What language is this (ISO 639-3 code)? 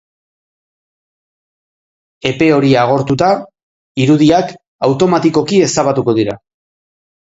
eus